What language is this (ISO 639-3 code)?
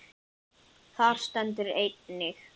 isl